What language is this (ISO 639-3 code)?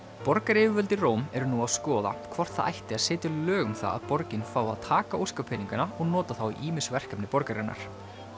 isl